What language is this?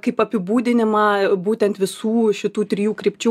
Lithuanian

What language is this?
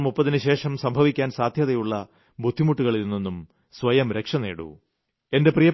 Malayalam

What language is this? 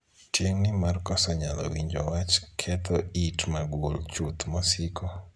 Luo (Kenya and Tanzania)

